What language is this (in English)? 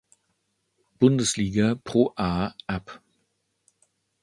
German